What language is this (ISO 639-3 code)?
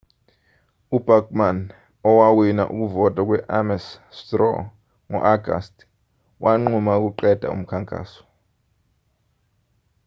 zul